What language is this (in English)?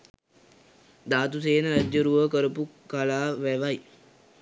Sinhala